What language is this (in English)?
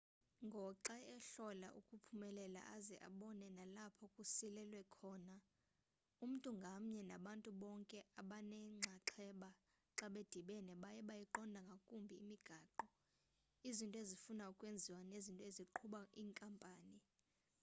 Xhosa